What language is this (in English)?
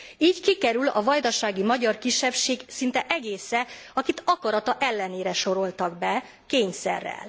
Hungarian